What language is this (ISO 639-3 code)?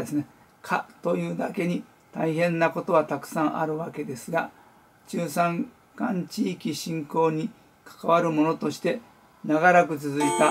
jpn